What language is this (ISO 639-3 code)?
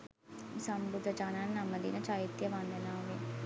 sin